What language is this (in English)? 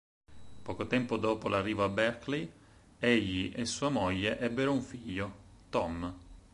Italian